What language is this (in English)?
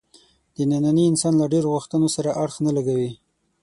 Pashto